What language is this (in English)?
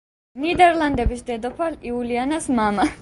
Georgian